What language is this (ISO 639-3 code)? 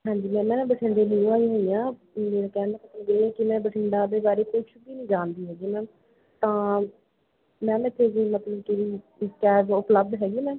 pan